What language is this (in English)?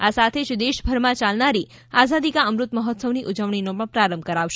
Gujarati